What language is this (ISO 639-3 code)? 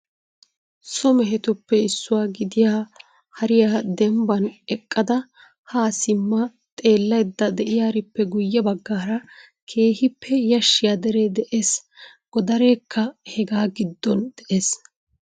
wal